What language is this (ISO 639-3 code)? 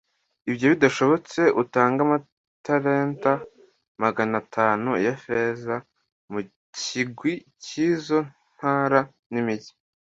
kin